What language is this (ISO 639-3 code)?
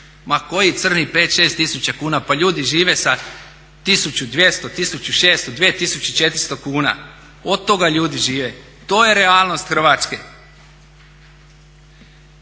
hrv